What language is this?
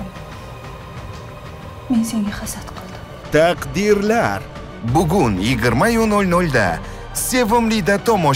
Romanian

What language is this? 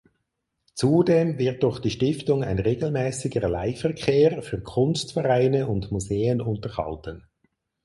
German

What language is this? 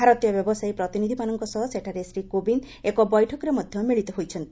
Odia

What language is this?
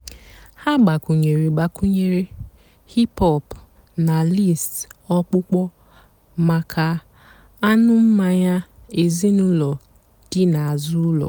Igbo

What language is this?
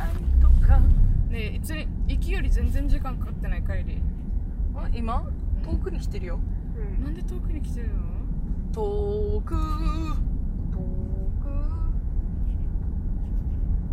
Japanese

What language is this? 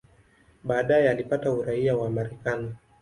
Swahili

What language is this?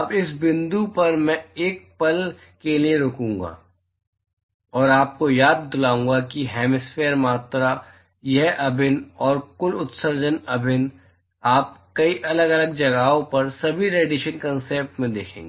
Hindi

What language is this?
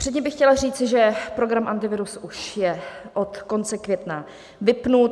Czech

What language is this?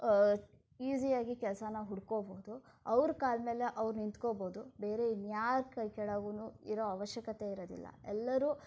Kannada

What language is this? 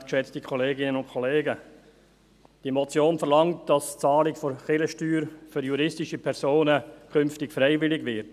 Swiss German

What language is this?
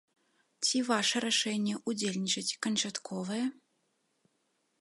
Belarusian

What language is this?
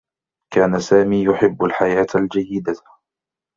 Arabic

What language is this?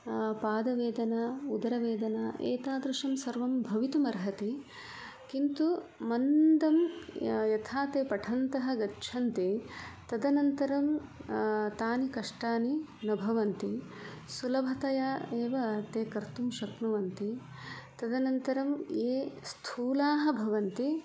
Sanskrit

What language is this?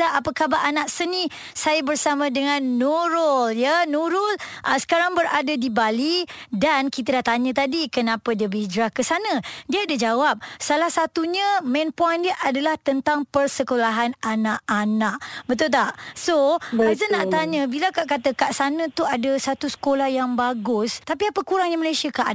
Malay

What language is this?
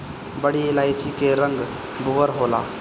Bhojpuri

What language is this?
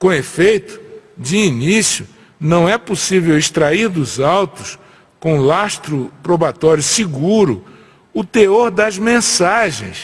Portuguese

